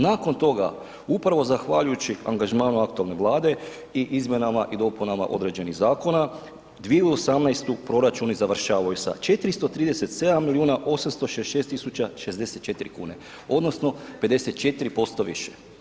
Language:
Croatian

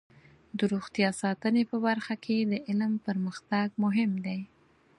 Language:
Pashto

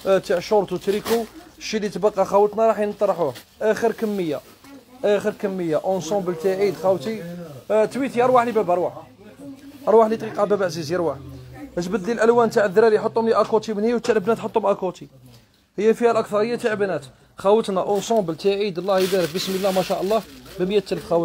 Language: Arabic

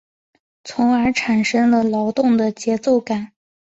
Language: Chinese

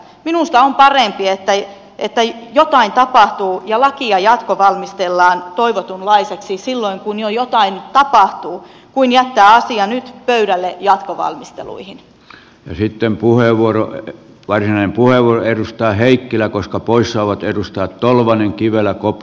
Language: Finnish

